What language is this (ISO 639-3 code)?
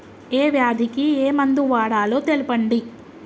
tel